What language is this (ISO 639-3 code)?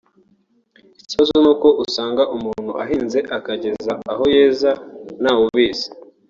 kin